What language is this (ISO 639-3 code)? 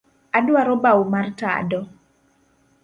luo